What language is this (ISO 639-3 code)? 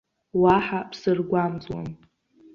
abk